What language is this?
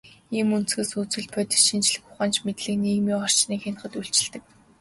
Mongolian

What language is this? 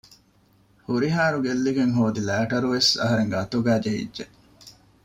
Divehi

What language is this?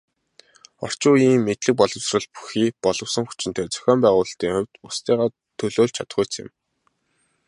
Mongolian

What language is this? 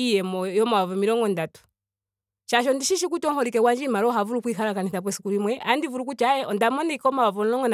Ndonga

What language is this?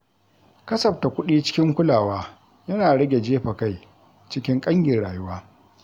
Hausa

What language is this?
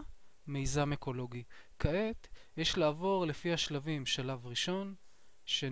Hebrew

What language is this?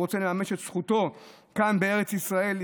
Hebrew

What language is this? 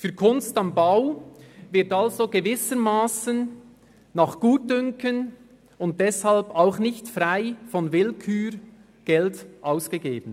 Swiss German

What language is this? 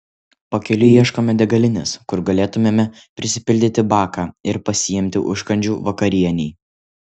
Lithuanian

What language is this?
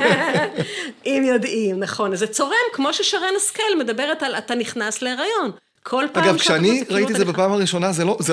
Hebrew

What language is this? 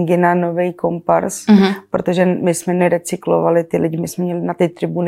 Czech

